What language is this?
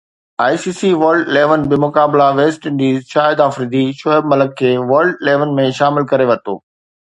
Sindhi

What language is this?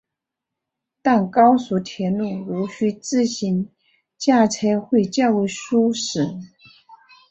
Chinese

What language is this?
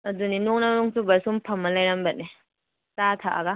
Manipuri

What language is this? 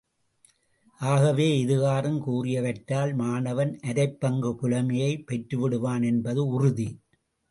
Tamil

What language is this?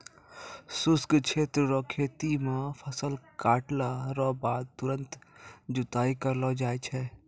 Maithili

